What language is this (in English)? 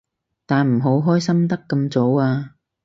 Cantonese